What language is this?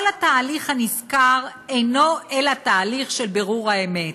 Hebrew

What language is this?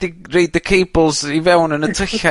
Welsh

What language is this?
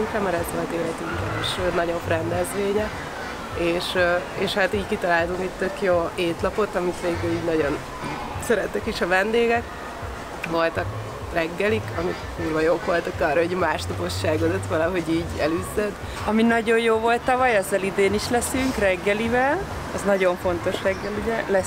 Hungarian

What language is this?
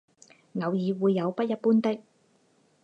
Chinese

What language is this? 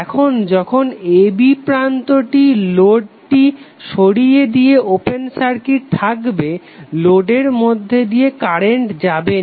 Bangla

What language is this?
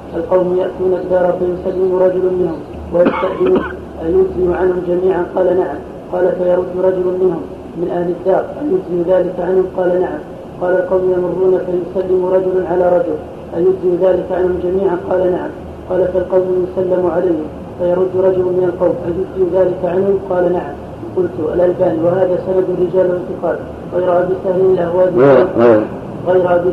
Arabic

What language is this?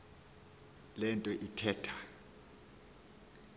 Xhosa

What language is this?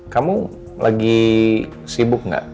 Indonesian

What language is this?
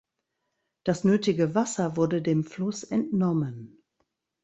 German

